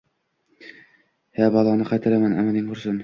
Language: Uzbek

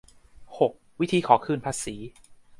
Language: Thai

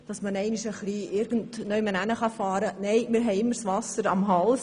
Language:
Swiss German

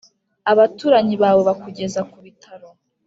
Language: Kinyarwanda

